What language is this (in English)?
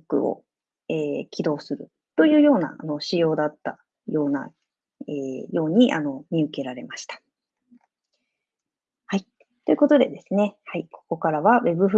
Japanese